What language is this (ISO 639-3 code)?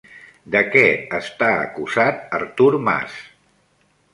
cat